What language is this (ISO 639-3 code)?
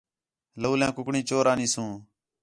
xhe